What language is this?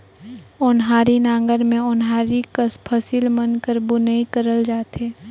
Chhattisgarhi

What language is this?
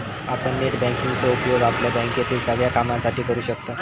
Marathi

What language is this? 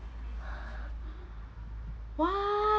English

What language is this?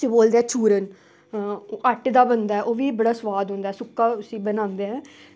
Dogri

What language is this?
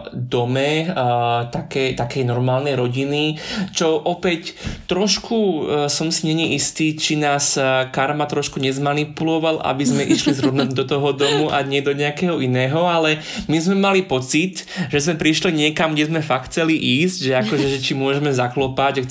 Slovak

